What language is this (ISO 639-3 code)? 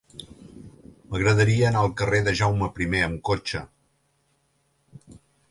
cat